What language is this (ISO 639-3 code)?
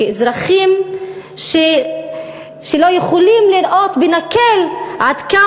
heb